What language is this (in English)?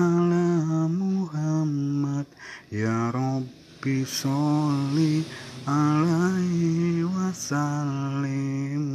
Malay